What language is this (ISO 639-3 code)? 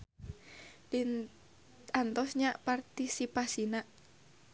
sun